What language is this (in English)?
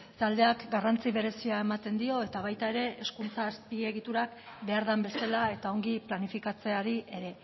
Basque